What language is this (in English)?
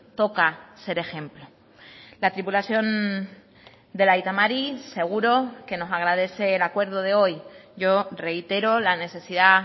Spanish